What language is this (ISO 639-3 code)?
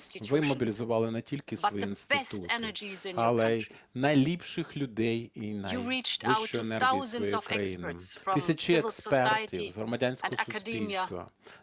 ukr